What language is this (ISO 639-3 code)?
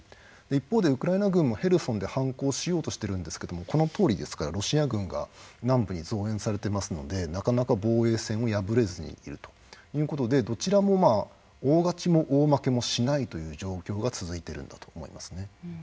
jpn